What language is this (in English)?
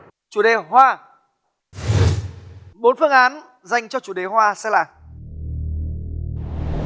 Vietnamese